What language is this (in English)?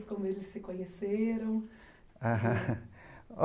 Portuguese